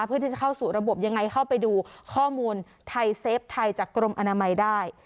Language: Thai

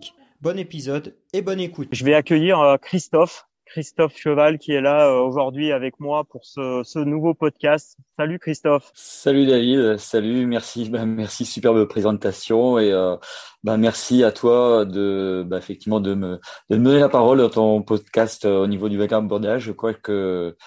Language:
French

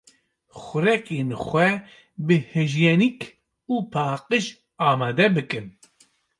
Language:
Kurdish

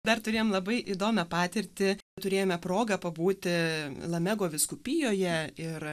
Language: Lithuanian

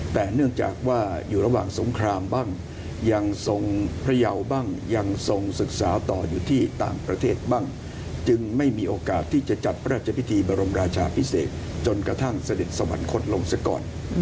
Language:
Thai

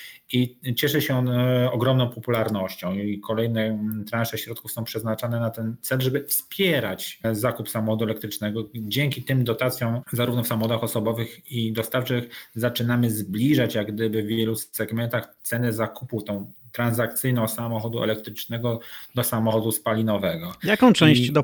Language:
Polish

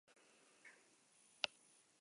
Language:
Basque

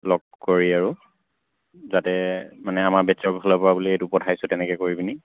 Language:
Assamese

